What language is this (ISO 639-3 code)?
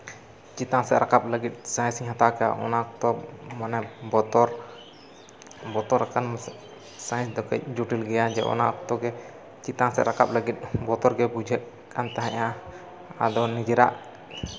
sat